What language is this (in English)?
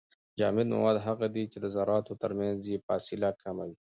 Pashto